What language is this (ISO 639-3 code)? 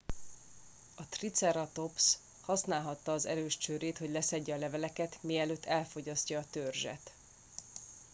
hun